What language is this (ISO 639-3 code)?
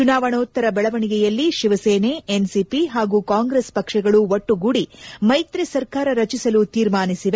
kan